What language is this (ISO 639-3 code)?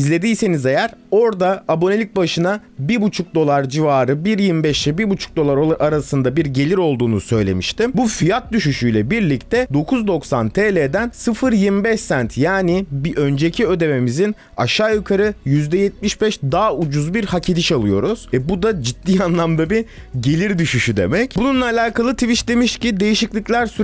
tur